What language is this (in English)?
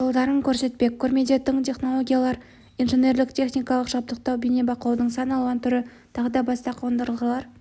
Kazakh